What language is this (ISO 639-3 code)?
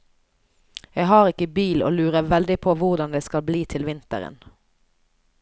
nor